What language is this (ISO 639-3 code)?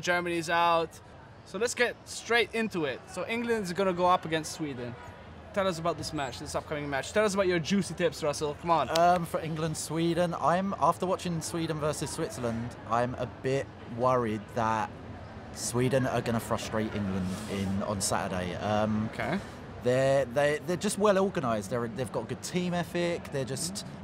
eng